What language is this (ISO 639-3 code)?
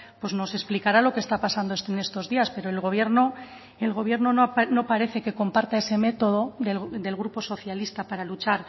spa